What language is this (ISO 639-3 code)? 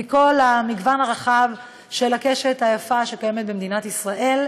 heb